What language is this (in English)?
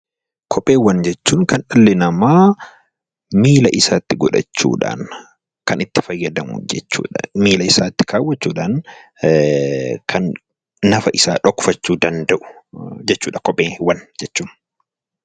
Oromo